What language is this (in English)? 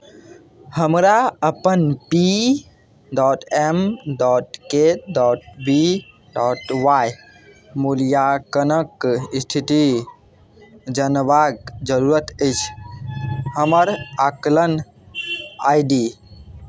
Maithili